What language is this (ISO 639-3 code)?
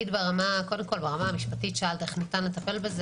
heb